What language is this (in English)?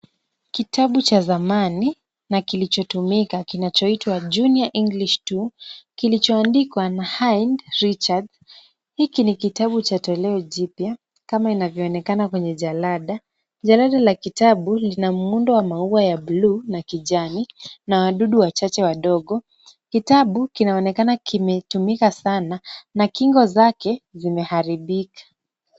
Swahili